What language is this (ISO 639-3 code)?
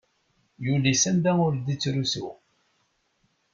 kab